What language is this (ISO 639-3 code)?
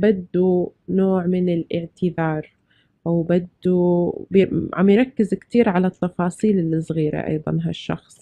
ara